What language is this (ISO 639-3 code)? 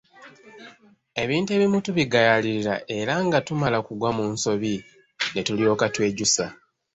lug